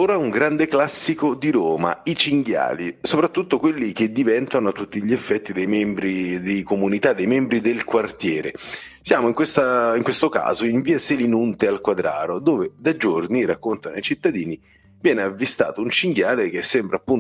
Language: Italian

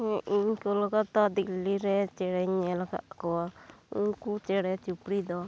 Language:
Santali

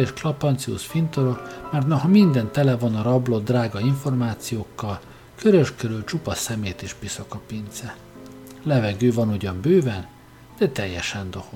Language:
Hungarian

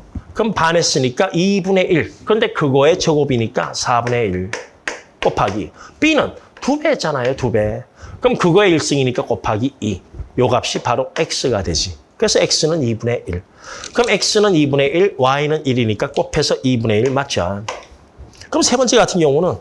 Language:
Korean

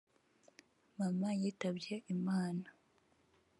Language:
Kinyarwanda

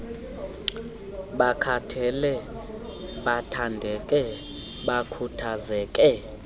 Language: Xhosa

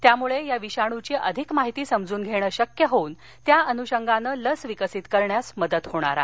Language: Marathi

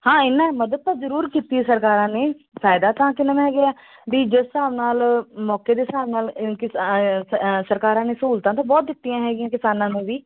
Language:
Punjabi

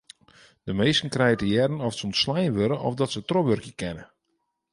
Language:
Western Frisian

